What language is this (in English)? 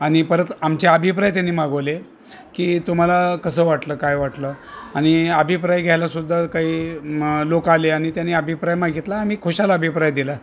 Marathi